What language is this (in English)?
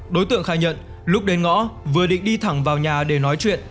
Vietnamese